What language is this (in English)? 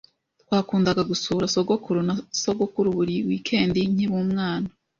Kinyarwanda